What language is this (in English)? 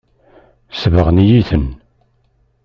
Kabyle